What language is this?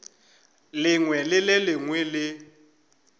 Northern Sotho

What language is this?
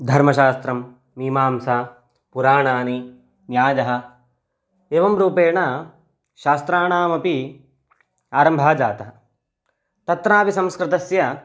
Sanskrit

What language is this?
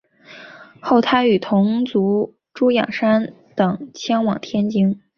Chinese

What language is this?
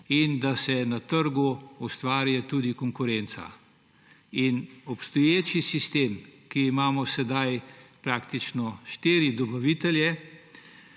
Slovenian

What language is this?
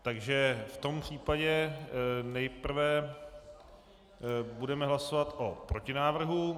Czech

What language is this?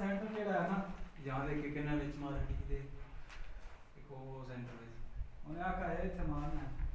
Urdu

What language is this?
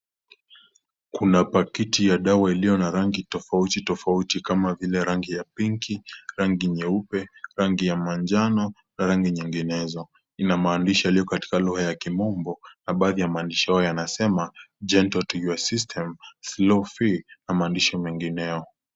Swahili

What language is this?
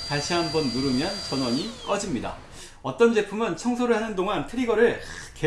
Korean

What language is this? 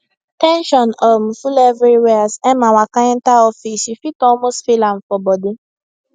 Nigerian Pidgin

